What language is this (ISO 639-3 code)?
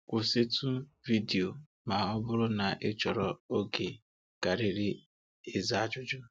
ibo